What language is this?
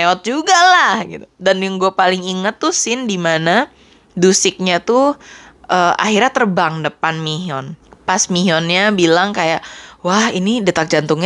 Indonesian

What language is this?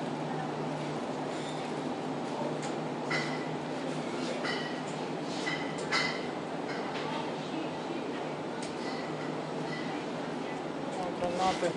Russian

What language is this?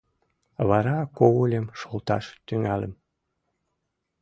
Mari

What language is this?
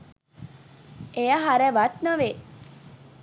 Sinhala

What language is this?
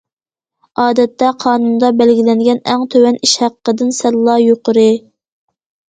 Uyghur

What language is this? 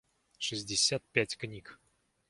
Russian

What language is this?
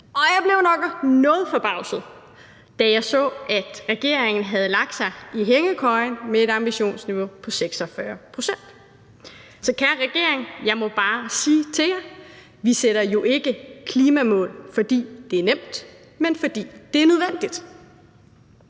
Danish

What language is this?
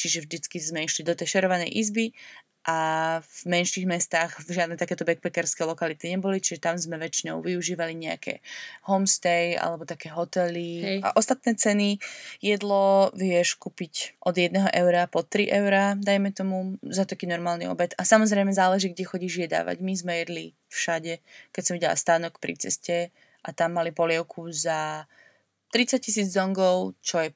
Slovak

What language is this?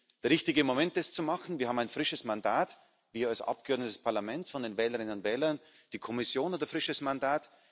German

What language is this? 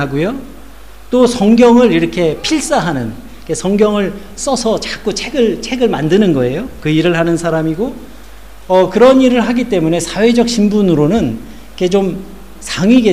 Korean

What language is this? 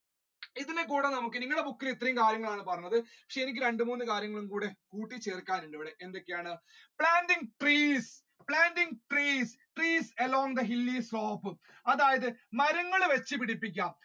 Malayalam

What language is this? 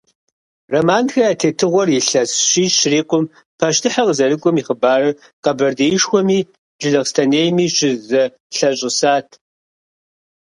Kabardian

